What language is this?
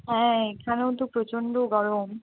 Bangla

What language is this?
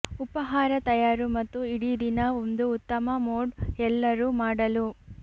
Kannada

